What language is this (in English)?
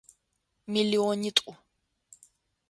Adyghe